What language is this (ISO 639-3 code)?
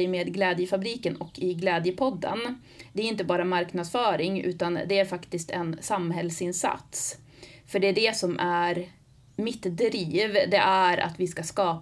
swe